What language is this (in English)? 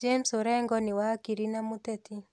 Kikuyu